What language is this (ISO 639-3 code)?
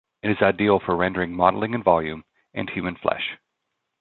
eng